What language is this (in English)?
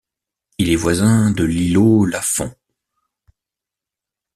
French